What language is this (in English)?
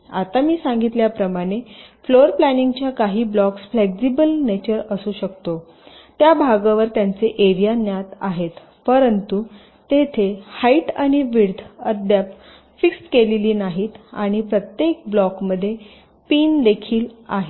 Marathi